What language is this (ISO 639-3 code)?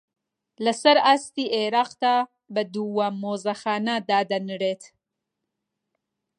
ckb